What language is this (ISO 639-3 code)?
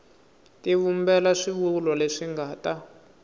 tso